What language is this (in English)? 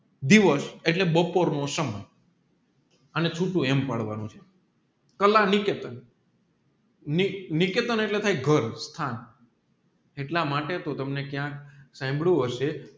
Gujarati